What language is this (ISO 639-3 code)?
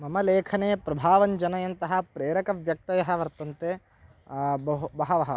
san